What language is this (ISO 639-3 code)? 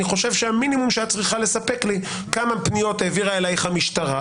heb